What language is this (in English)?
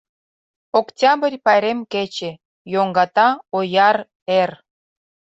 Mari